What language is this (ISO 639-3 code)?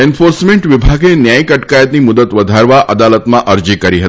guj